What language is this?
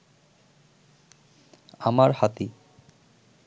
Bangla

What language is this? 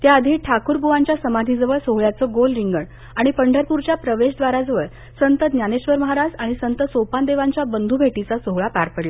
Marathi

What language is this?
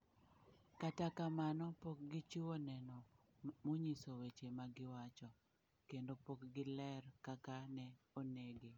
Luo (Kenya and Tanzania)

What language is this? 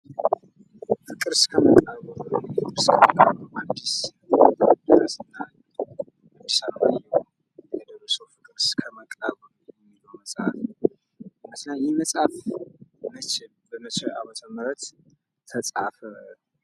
Amharic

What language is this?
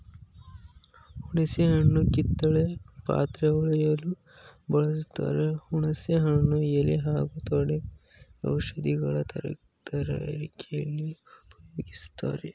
Kannada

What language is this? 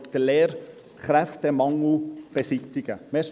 Swiss German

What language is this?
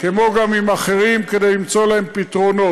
Hebrew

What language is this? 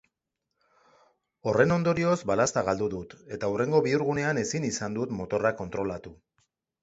Basque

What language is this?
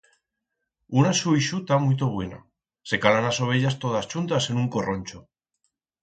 Aragonese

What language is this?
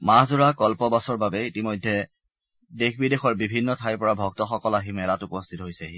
Assamese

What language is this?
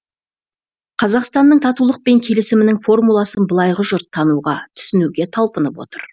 Kazakh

